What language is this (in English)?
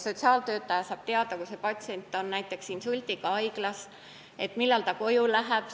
Estonian